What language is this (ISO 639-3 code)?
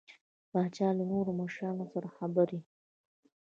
pus